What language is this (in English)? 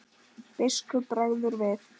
Icelandic